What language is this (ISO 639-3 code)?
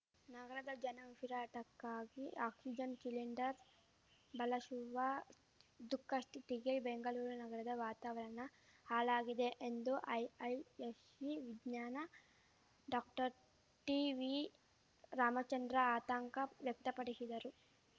kan